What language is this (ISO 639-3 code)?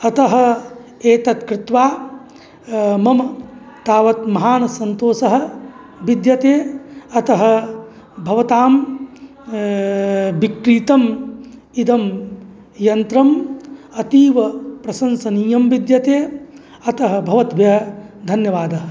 san